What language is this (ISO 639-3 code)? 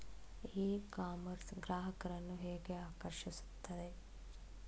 kan